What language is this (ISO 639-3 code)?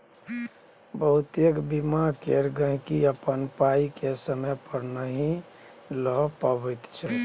mai